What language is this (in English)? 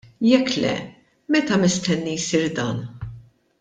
Maltese